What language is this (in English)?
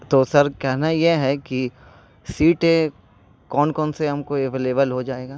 Urdu